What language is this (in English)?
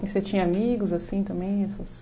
Portuguese